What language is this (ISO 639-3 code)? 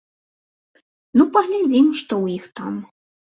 bel